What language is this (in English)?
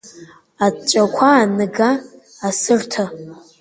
Abkhazian